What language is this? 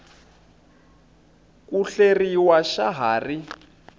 Tsonga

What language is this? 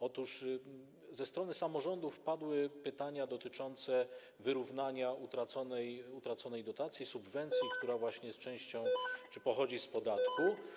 Polish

